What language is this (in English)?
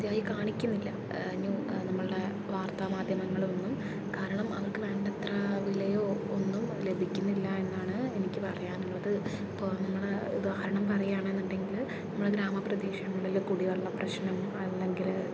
Malayalam